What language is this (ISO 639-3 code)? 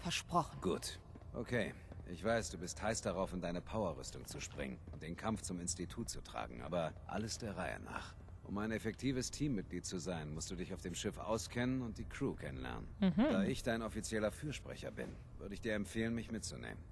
deu